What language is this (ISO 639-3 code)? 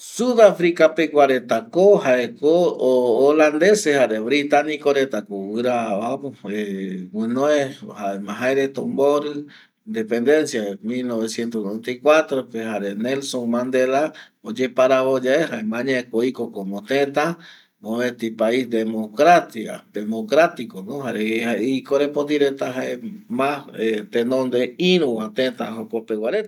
gui